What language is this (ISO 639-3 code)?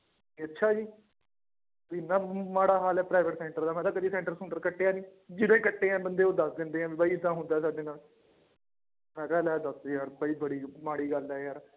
pan